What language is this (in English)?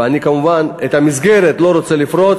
Hebrew